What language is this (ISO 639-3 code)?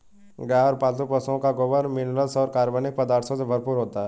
hin